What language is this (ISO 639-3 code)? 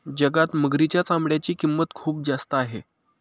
mar